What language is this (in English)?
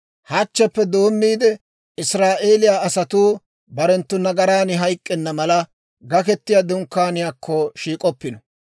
Dawro